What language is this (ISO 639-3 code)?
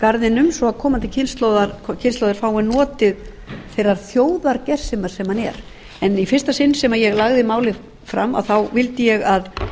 isl